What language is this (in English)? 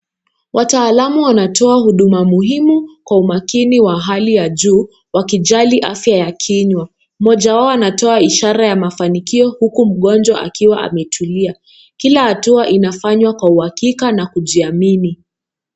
Swahili